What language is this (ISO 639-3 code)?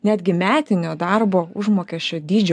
lit